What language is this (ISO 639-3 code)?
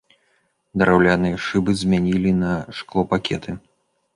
bel